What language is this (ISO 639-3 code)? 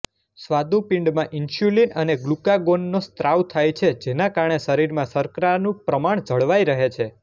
guj